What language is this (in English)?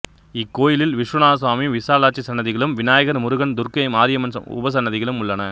Tamil